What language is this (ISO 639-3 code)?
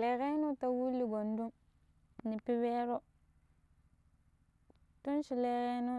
pip